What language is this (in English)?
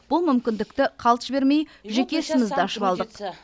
Kazakh